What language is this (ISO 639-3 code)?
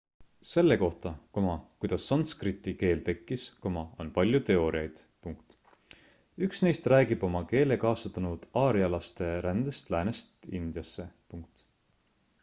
est